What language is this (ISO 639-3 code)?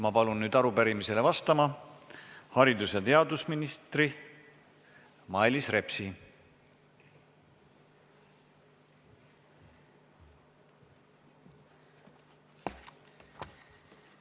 est